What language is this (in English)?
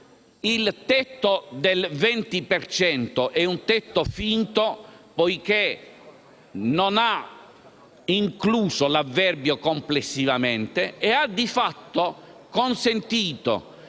Italian